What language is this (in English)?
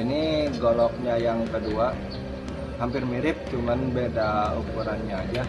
Indonesian